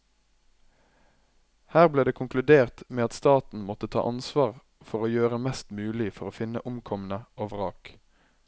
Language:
Norwegian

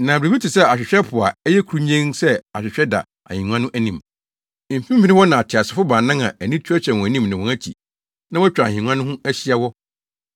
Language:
Akan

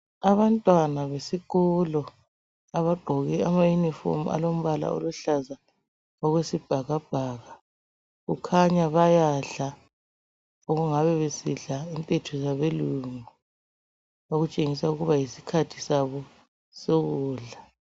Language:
North Ndebele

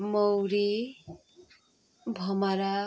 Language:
Nepali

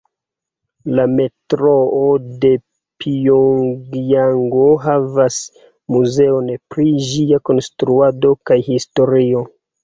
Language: Esperanto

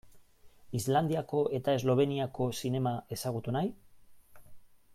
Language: Basque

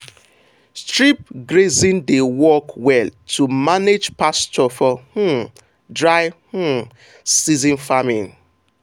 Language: Nigerian Pidgin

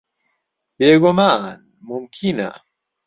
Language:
Central Kurdish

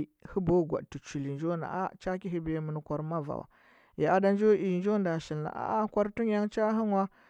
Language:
Huba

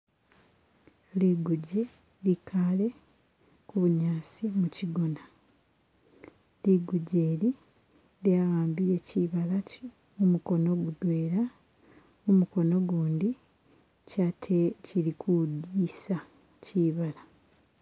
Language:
Masaaba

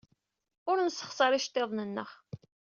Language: Kabyle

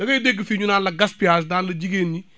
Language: Wolof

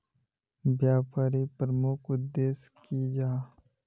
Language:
Magahi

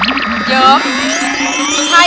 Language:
Thai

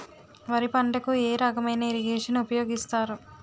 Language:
Telugu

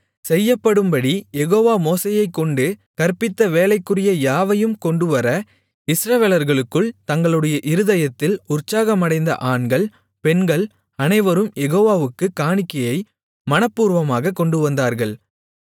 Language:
Tamil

